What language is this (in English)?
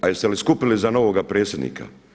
Croatian